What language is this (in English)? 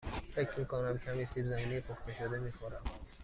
Persian